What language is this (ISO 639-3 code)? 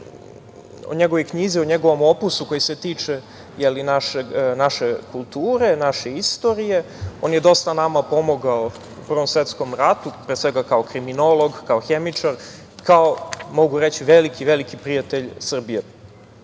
srp